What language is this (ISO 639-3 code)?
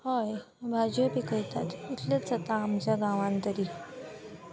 kok